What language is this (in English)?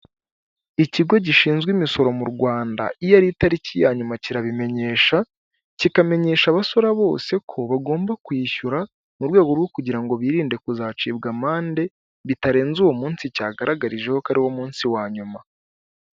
Kinyarwanda